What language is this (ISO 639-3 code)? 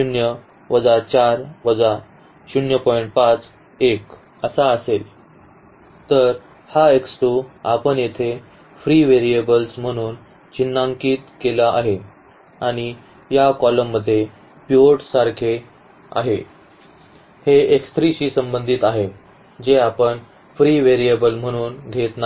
mar